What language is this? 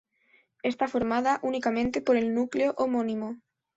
Spanish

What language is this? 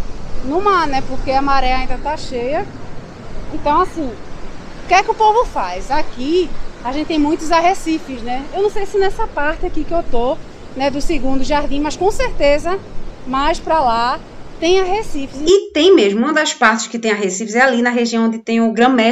Portuguese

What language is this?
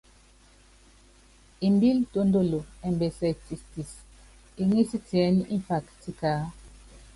Yangben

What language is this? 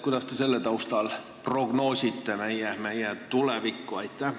Estonian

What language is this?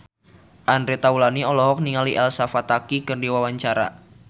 Sundanese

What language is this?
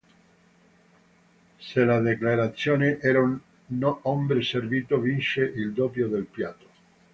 Italian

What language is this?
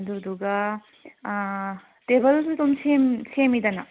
Manipuri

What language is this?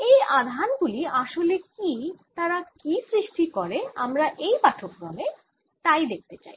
Bangla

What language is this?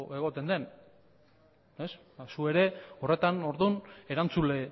Basque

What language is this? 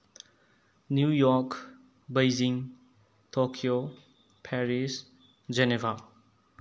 Manipuri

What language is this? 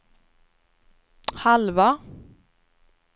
Swedish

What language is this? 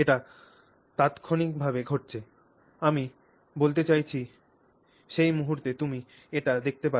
Bangla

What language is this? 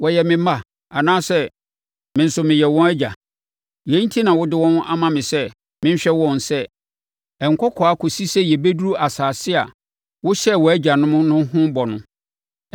Akan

